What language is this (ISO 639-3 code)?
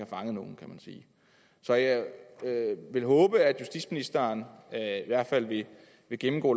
dan